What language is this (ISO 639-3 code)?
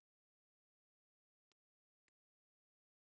isl